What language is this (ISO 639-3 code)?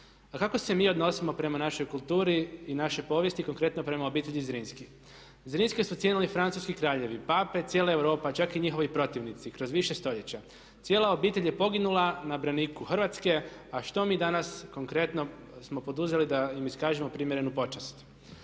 hrv